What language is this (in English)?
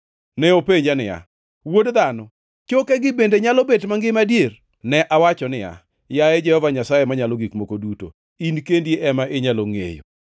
Luo (Kenya and Tanzania)